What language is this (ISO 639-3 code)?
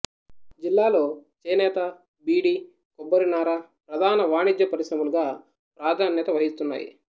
tel